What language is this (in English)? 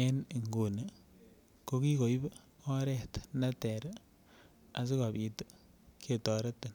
Kalenjin